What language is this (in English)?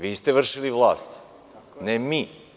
Serbian